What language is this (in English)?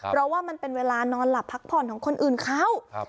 Thai